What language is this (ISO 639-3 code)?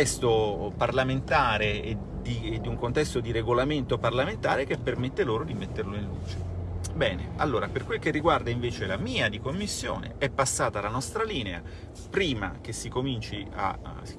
ita